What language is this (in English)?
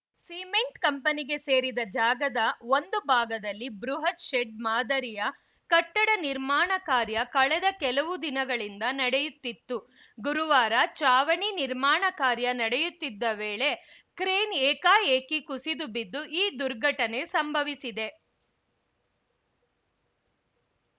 Kannada